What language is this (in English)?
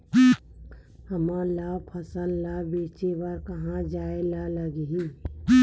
Chhattisgarhi